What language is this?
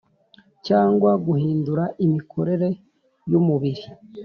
Kinyarwanda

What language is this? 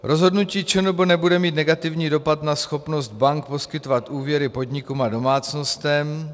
Czech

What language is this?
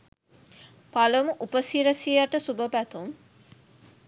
Sinhala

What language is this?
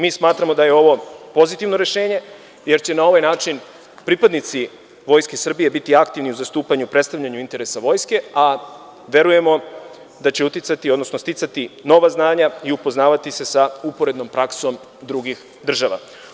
Serbian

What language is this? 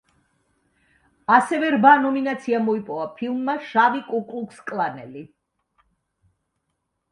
Georgian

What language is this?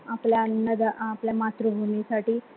Marathi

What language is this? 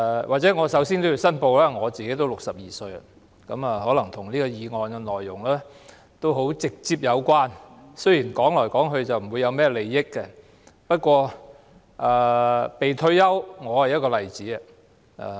Cantonese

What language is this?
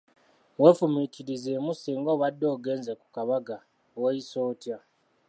Ganda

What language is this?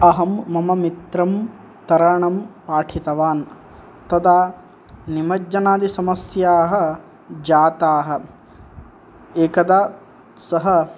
Sanskrit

